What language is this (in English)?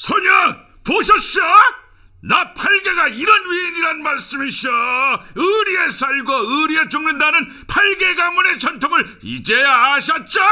Korean